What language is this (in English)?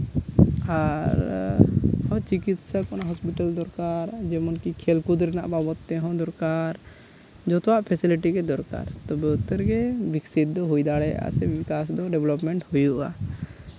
Santali